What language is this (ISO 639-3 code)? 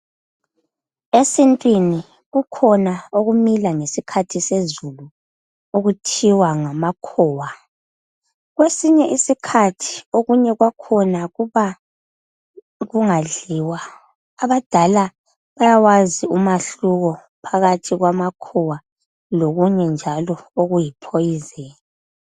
nde